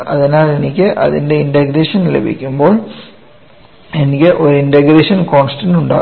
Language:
Malayalam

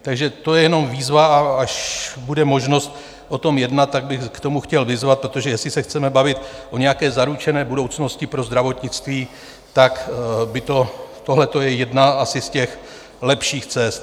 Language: Czech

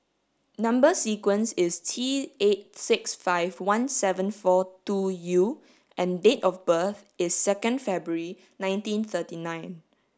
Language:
English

